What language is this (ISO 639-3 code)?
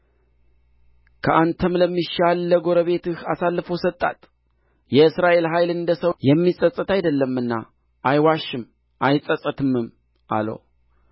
amh